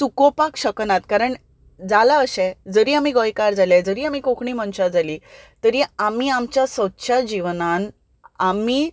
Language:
Konkani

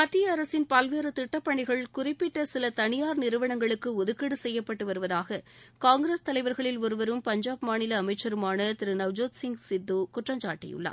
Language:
Tamil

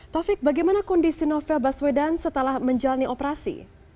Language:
Indonesian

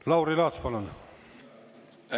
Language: Estonian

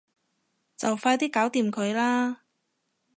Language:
Cantonese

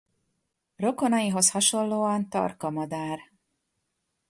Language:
Hungarian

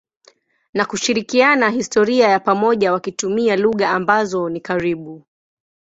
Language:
Swahili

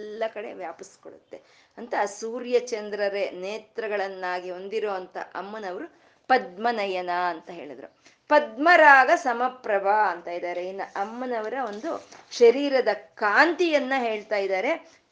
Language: Kannada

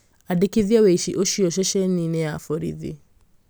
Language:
Kikuyu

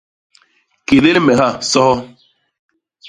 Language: Basaa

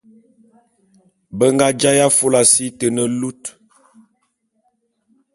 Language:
Bulu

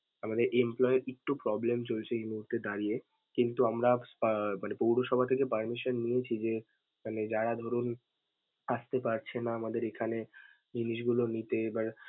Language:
Bangla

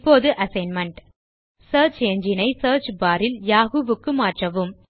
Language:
Tamil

